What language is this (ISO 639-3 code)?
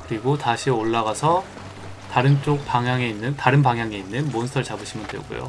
kor